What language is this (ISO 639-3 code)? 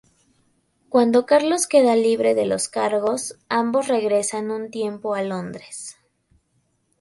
spa